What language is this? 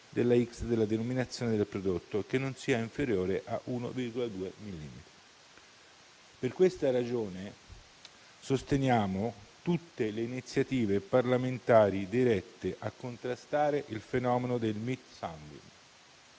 Italian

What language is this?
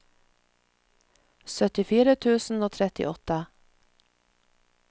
Norwegian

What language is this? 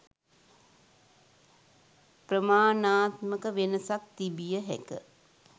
Sinhala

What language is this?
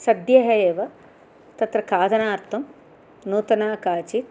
Sanskrit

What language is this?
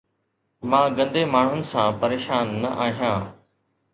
Sindhi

